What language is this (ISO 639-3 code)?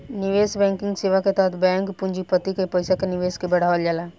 bho